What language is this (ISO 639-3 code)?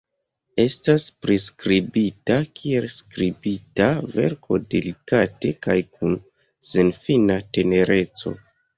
epo